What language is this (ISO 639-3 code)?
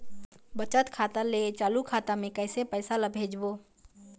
hne